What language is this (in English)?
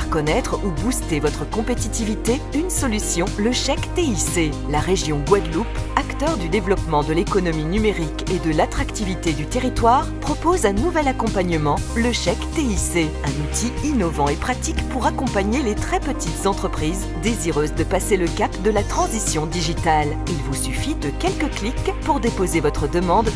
French